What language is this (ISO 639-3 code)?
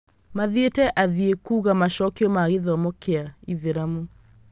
kik